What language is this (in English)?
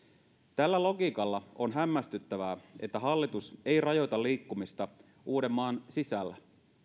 Finnish